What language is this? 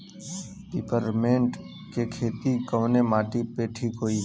Bhojpuri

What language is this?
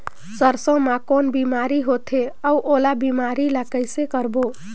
Chhattisgarhi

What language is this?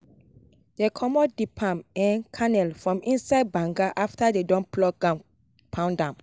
Nigerian Pidgin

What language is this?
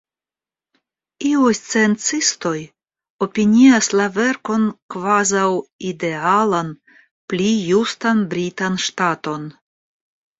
Esperanto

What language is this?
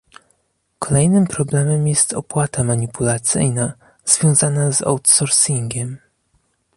Polish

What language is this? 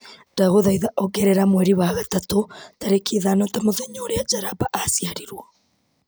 Kikuyu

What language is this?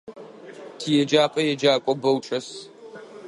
Adyghe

